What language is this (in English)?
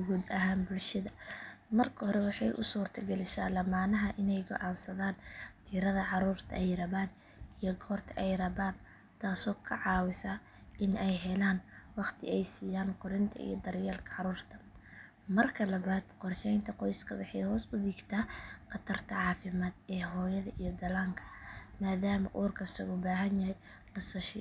Somali